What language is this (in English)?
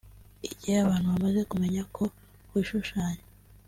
Kinyarwanda